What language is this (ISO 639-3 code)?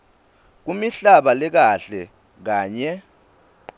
ssw